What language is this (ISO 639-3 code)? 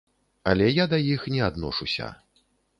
bel